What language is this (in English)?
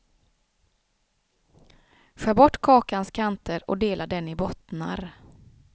Swedish